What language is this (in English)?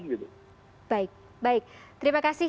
Indonesian